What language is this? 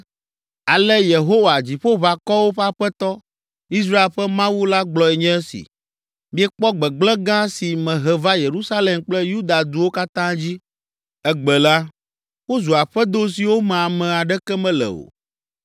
Ewe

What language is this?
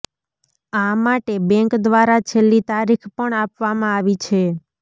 Gujarati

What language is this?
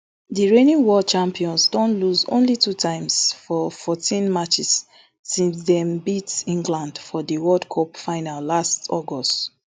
Nigerian Pidgin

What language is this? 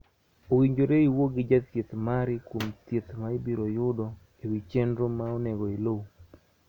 Luo (Kenya and Tanzania)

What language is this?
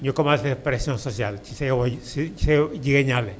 Wolof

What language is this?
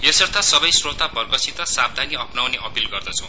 Nepali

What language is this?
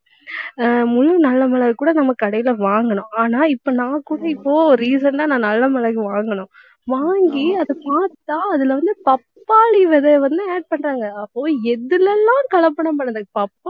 Tamil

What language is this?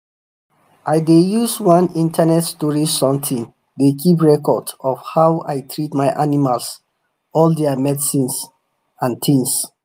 Nigerian Pidgin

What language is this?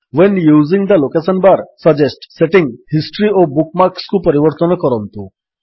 Odia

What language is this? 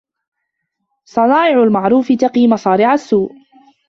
Arabic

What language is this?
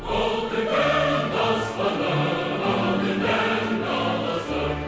Kazakh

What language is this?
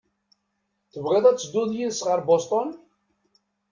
Kabyle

